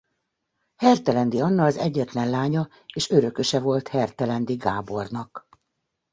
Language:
Hungarian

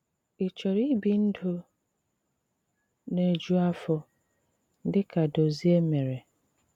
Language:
Igbo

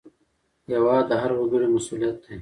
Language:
Pashto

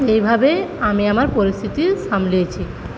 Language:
Bangla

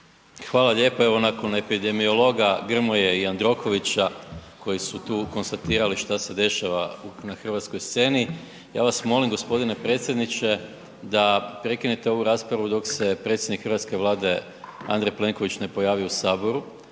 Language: Croatian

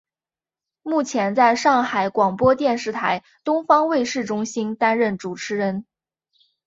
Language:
Chinese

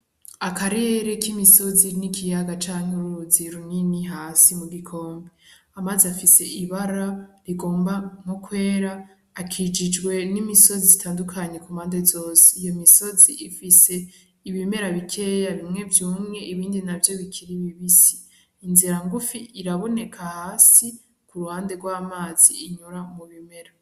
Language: Rundi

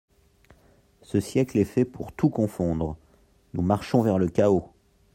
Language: French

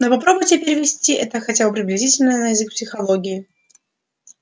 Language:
Russian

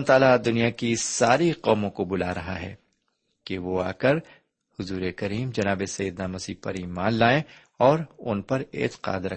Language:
Urdu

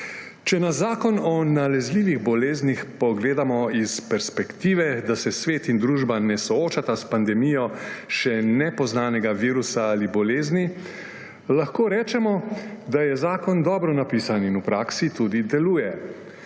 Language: Slovenian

